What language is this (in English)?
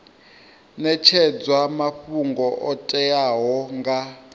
Venda